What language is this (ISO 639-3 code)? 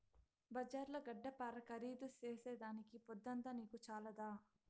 tel